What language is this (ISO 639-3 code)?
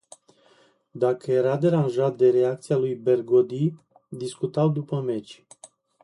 ron